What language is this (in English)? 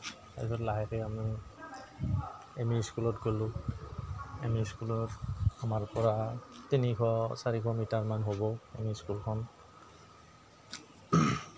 Assamese